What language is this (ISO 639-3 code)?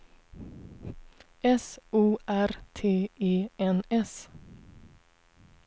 swe